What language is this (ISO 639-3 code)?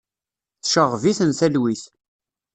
kab